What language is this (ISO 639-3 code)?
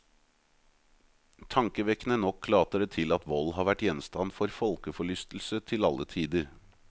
nor